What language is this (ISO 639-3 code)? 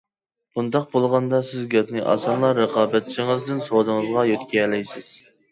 uig